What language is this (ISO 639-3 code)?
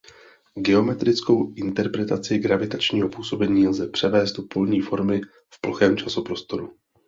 ces